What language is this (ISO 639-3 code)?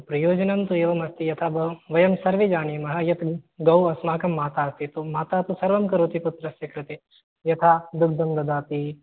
san